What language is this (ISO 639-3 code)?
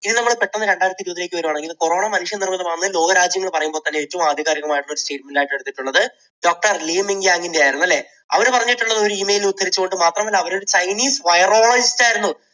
mal